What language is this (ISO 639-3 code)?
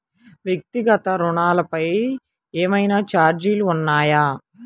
tel